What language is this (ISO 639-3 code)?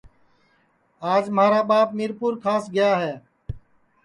ssi